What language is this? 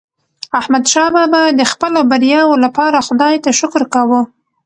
Pashto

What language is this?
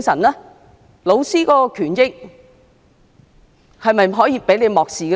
Cantonese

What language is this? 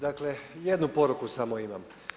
Croatian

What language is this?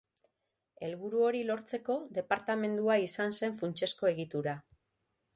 Basque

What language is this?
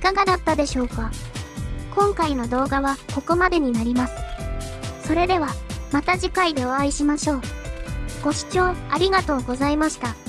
Japanese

